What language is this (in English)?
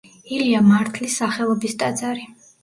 Georgian